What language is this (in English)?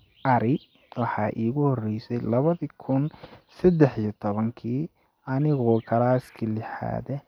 Somali